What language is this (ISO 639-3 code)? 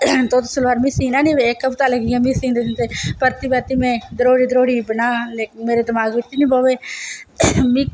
doi